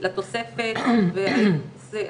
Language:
Hebrew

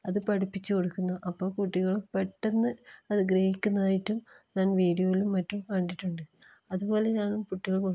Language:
Malayalam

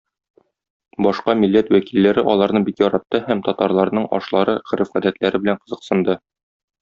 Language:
Tatar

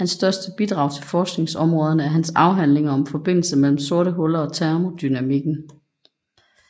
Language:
Danish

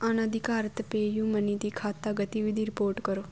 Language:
Punjabi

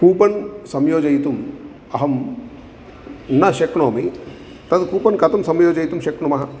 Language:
Sanskrit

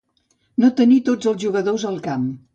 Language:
Catalan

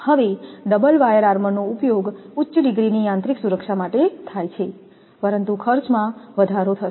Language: Gujarati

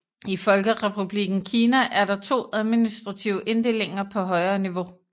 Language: Danish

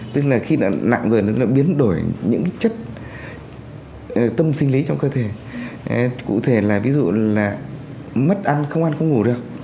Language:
Vietnamese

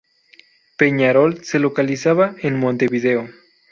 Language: Spanish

